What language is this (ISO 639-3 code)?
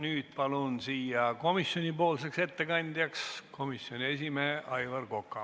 est